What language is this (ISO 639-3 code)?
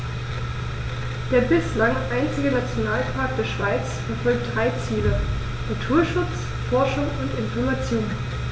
deu